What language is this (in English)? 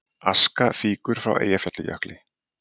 Icelandic